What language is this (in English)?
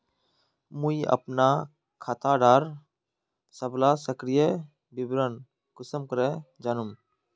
Magahi